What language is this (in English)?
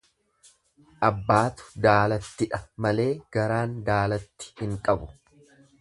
Oromo